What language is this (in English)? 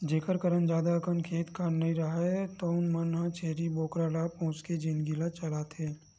Chhattisgarhi